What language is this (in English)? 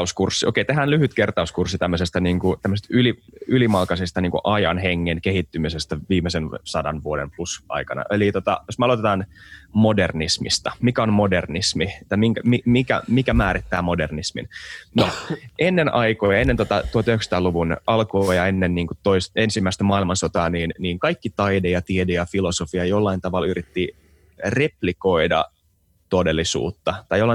Finnish